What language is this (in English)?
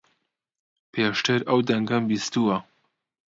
Central Kurdish